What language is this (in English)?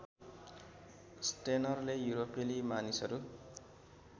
Nepali